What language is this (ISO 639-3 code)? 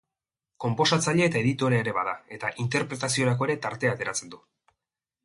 eus